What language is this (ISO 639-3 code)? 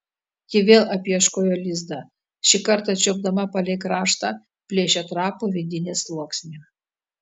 lit